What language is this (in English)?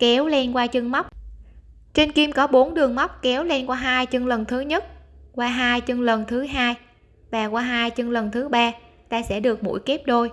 Vietnamese